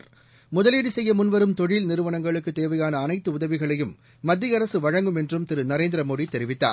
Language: Tamil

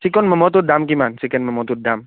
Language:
Assamese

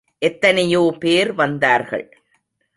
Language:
Tamil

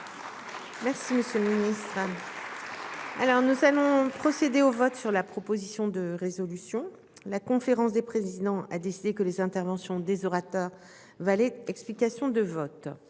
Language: French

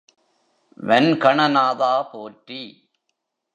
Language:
Tamil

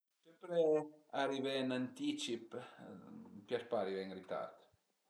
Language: Piedmontese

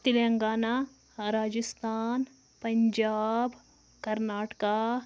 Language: Kashmiri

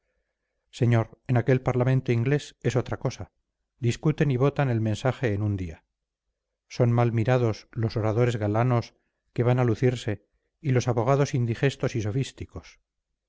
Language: Spanish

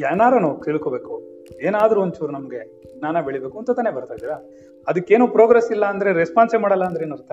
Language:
Kannada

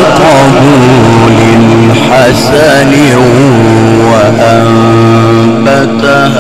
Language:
Arabic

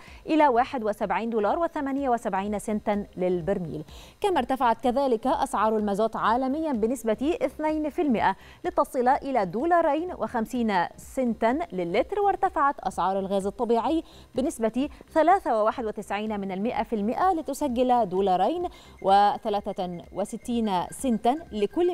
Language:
Arabic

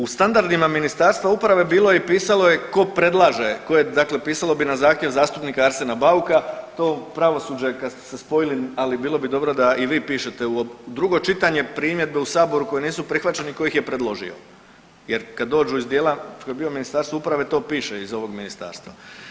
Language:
Croatian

